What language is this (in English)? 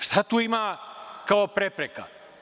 Serbian